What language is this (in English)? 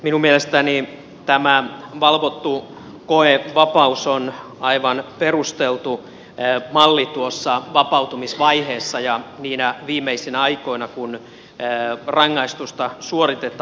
Finnish